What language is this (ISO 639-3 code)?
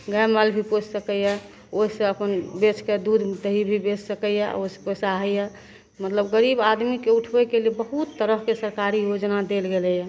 mai